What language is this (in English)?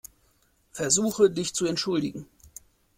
German